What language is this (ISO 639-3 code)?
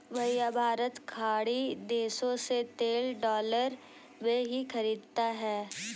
hin